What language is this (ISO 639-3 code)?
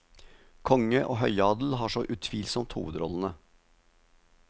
nor